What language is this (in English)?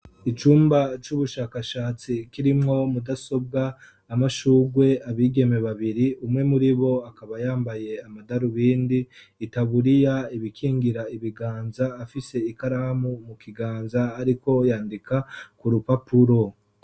Rundi